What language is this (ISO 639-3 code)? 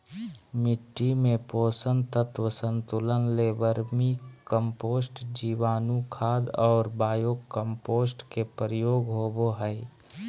mag